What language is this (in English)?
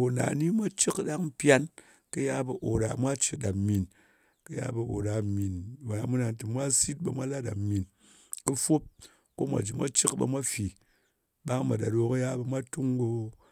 Ngas